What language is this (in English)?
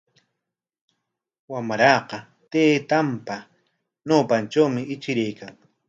Corongo Ancash Quechua